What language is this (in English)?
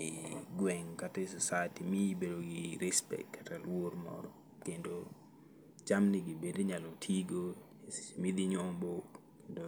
Luo (Kenya and Tanzania)